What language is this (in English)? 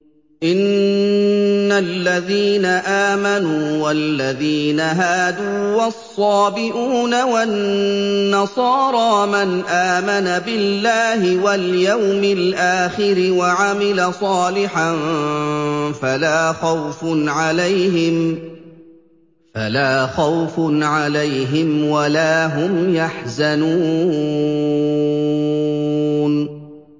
Arabic